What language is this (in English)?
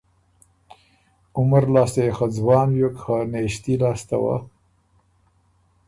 Ormuri